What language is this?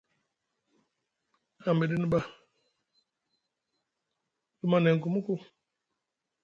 Musgu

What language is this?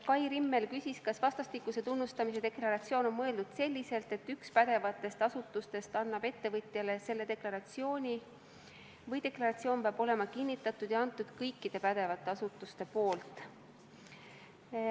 Estonian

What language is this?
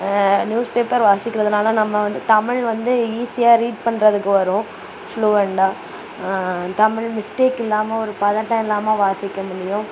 Tamil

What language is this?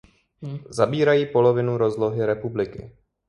Czech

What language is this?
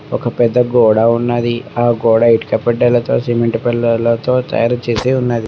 Telugu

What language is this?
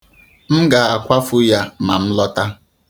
Igbo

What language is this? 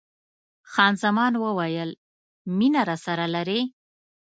Pashto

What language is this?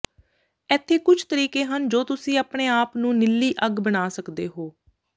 Punjabi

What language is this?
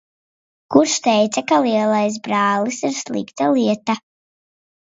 Latvian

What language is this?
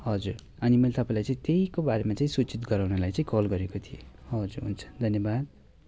Nepali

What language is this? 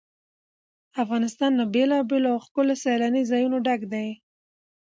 Pashto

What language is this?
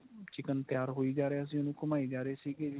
Punjabi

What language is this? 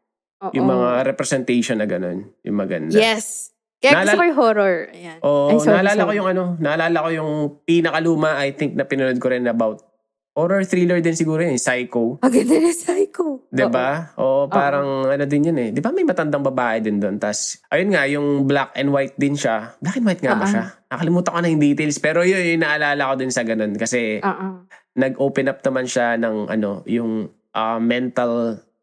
Filipino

